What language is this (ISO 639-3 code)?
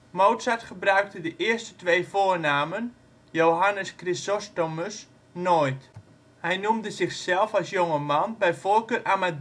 nld